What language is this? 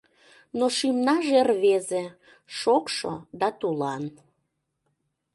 Mari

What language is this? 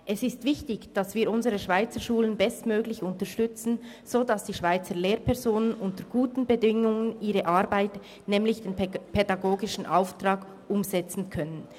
Swiss German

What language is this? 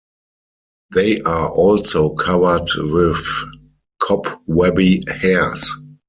English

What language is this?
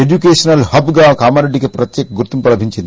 Telugu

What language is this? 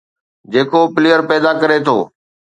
Sindhi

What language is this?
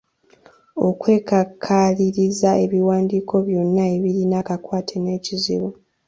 Ganda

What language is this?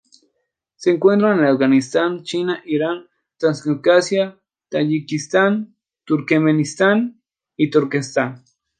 Spanish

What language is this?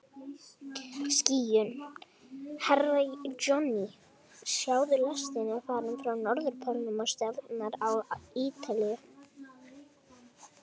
Icelandic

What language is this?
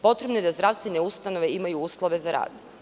Serbian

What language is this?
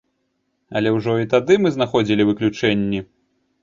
Belarusian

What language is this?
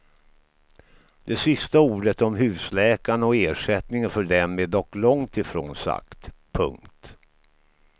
Swedish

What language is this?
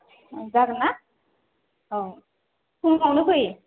Bodo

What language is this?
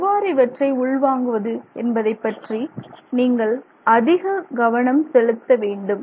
Tamil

